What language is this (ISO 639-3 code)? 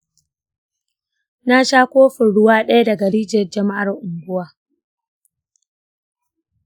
hau